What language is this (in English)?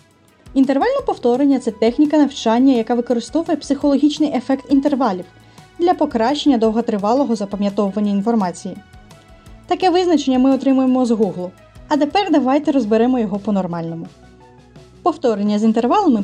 Ukrainian